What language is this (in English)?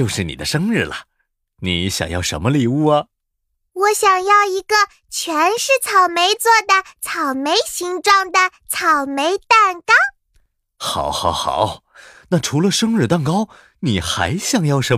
Chinese